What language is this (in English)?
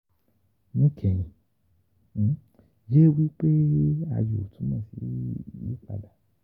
Yoruba